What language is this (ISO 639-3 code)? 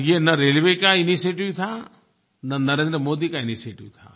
hin